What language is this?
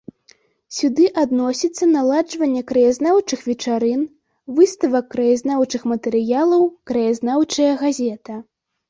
Belarusian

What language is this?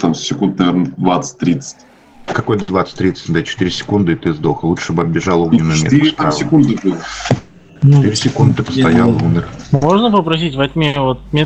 Russian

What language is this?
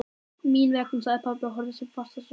Icelandic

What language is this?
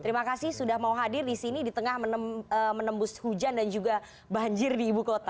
Indonesian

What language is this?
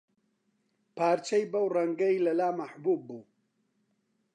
Central Kurdish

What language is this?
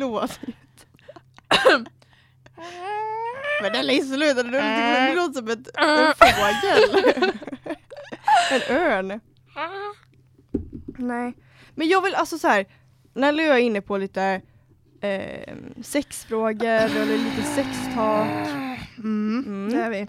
Swedish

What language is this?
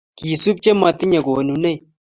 Kalenjin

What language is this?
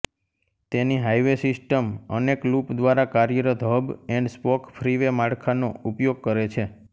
Gujarati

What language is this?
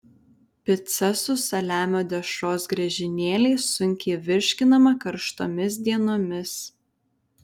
Lithuanian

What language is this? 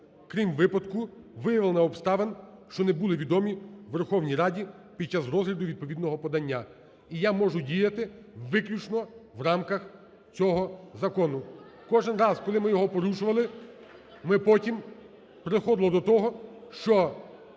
Ukrainian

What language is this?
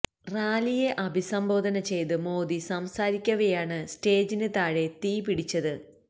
Malayalam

